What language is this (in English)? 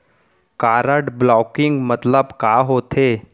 Chhattisgarhi